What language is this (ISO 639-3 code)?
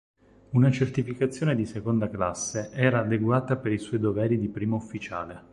ita